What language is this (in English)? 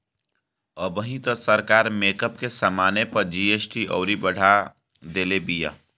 Bhojpuri